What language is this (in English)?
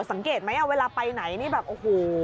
Thai